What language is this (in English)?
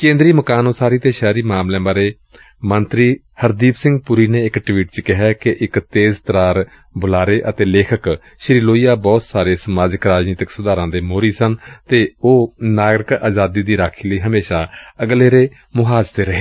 Punjabi